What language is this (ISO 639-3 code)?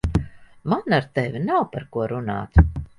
lav